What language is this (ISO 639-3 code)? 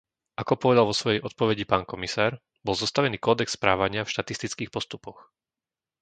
slk